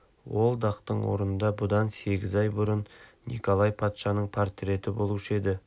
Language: Kazakh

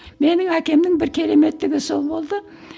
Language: Kazakh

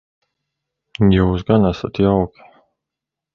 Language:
Latvian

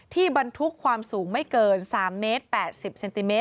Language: Thai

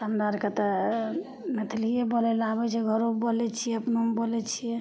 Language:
Maithili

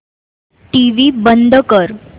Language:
Marathi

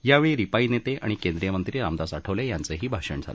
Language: Marathi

